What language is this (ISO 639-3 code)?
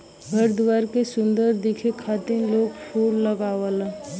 bho